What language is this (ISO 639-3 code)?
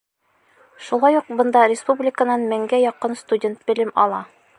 bak